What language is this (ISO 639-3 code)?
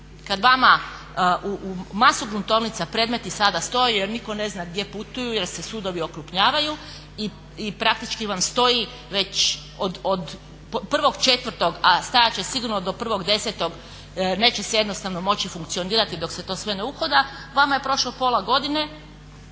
hrv